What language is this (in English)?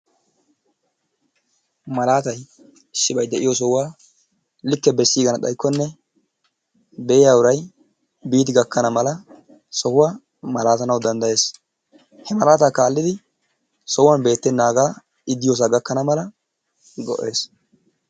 Wolaytta